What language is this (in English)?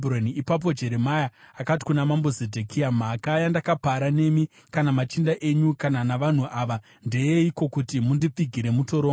Shona